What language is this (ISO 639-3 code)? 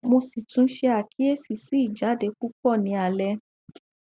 yor